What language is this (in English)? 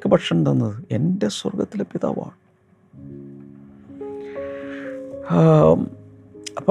Malayalam